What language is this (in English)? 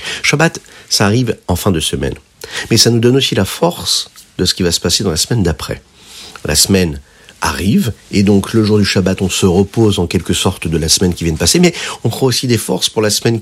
French